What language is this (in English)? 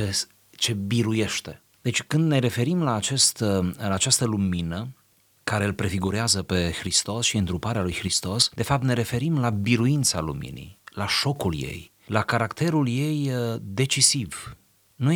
Romanian